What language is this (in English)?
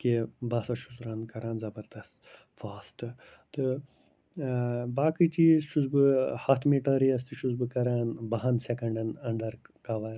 Kashmiri